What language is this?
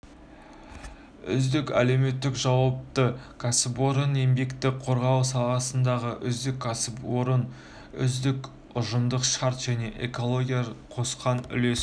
Kazakh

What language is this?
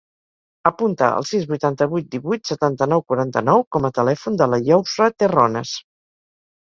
Catalan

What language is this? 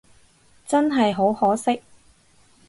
Cantonese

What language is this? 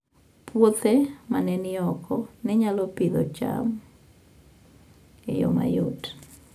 Luo (Kenya and Tanzania)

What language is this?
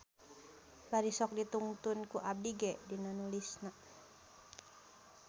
Sundanese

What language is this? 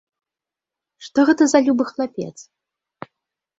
Belarusian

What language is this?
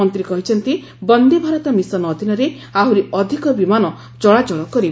Odia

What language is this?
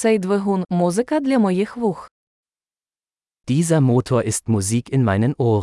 Ukrainian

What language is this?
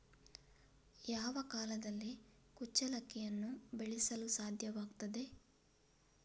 Kannada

